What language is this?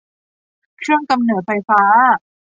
Thai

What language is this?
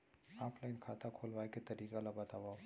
Chhattisgarhi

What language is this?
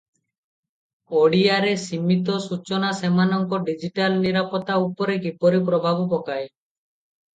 Odia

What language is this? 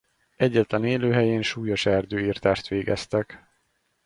Hungarian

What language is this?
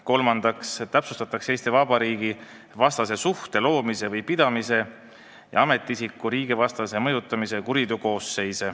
Estonian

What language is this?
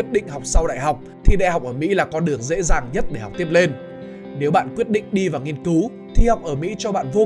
Vietnamese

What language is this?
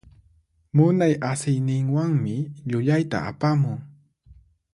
Puno Quechua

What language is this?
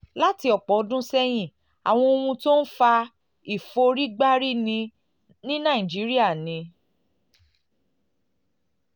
Yoruba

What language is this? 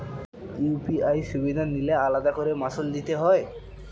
Bangla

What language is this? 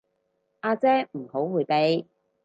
Cantonese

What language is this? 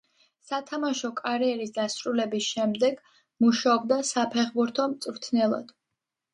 Georgian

